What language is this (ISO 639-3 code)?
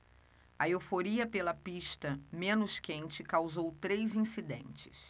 por